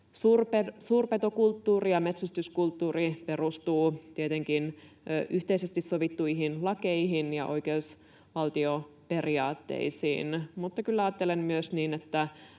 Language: Finnish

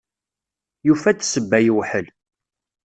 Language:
Kabyle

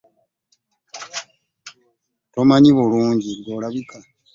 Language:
Ganda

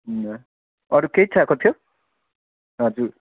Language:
Nepali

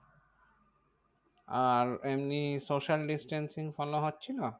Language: Bangla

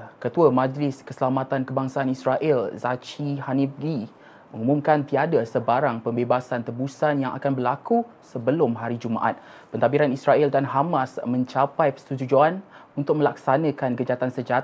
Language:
Malay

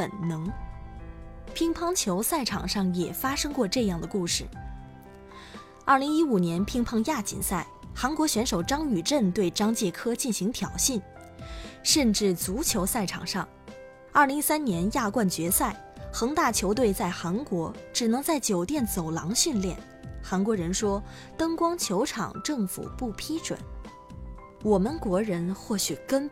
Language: Chinese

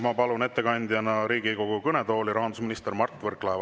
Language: Estonian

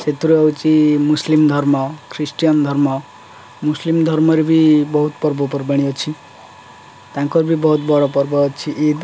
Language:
Odia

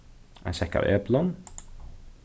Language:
Faroese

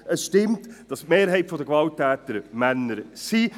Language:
Swiss German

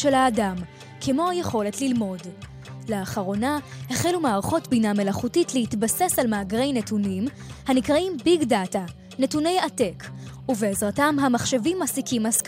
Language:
Hebrew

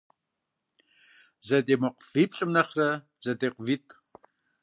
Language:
Kabardian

